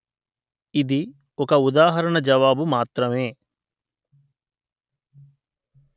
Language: Telugu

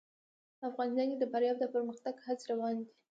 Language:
Pashto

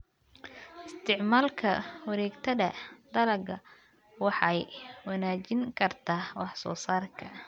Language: Somali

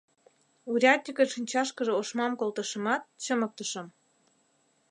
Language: Mari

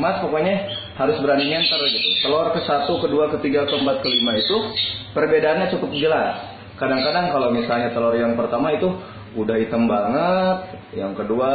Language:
Indonesian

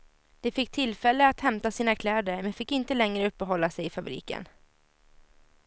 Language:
Swedish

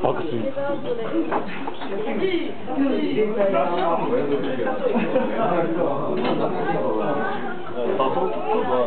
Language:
Japanese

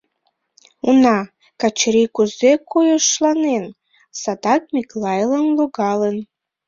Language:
Mari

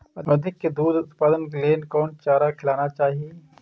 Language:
Maithili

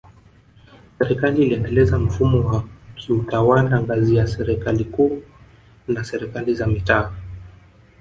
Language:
Swahili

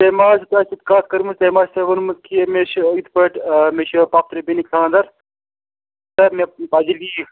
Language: Kashmiri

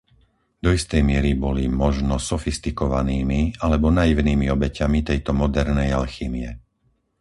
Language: Slovak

